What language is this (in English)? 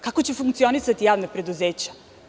Serbian